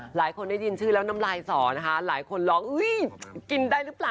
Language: Thai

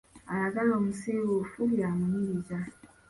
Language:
Ganda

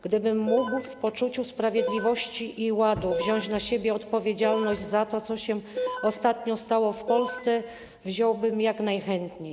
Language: Polish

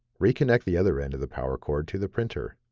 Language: English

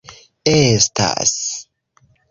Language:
Esperanto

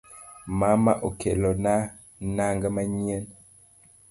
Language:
Luo (Kenya and Tanzania)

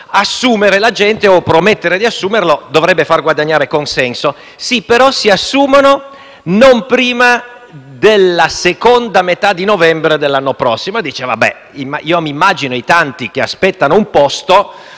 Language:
Italian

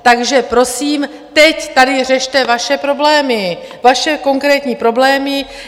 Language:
Czech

